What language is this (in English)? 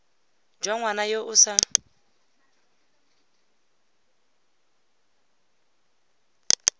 Tswana